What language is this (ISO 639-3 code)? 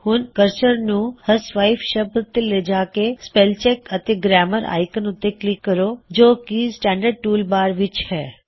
pan